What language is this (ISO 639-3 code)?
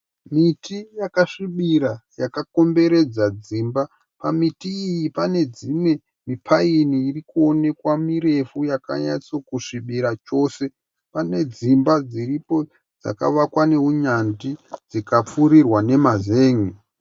sna